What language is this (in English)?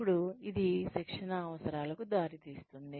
Telugu